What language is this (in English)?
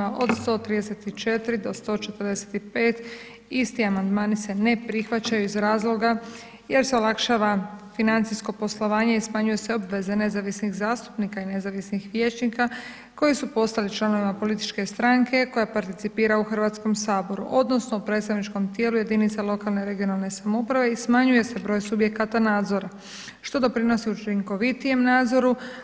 Croatian